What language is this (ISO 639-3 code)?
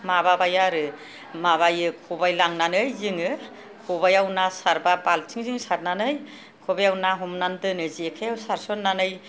brx